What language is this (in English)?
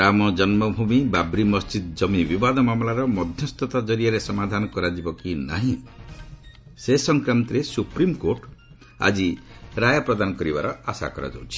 Odia